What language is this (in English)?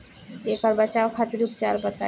Bhojpuri